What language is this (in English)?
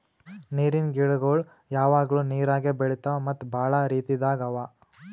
Kannada